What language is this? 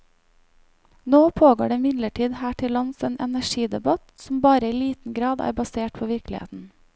Norwegian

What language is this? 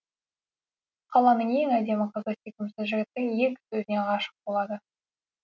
Kazakh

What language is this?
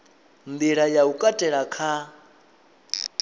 Venda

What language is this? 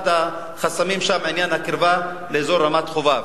Hebrew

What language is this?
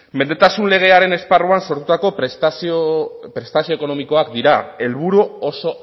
Basque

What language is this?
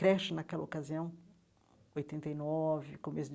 Portuguese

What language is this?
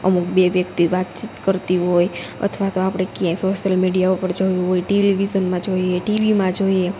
Gujarati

